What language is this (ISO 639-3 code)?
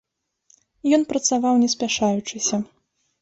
bel